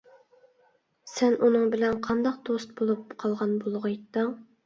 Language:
Uyghur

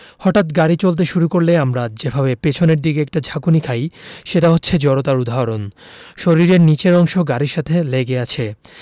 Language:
Bangla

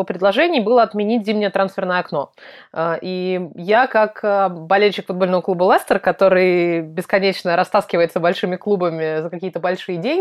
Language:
Russian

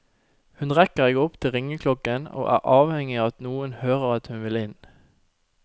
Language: Norwegian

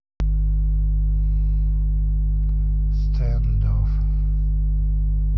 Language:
Russian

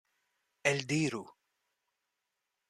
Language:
Esperanto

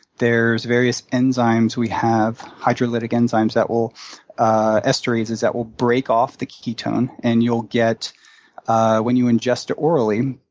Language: English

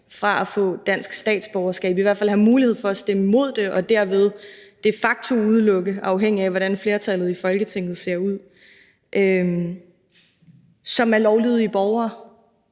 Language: Danish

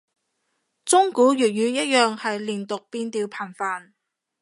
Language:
Cantonese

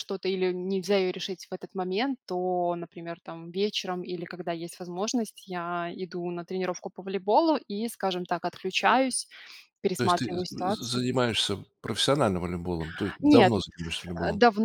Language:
Russian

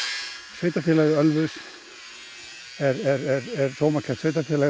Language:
Icelandic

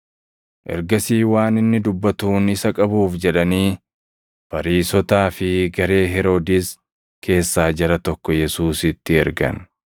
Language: Oromo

